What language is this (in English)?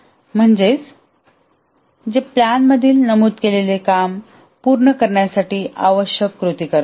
Marathi